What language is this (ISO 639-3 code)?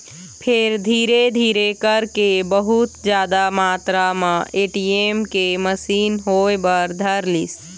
hne